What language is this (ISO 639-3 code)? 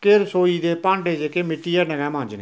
doi